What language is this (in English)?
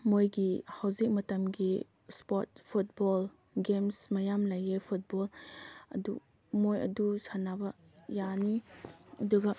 Manipuri